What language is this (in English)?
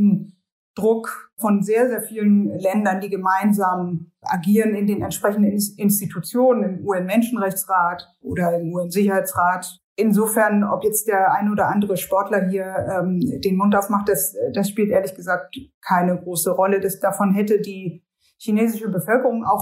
German